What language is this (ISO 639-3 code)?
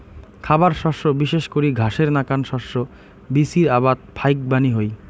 ben